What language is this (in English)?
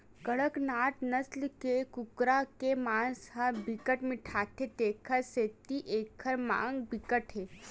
Chhattisgarhi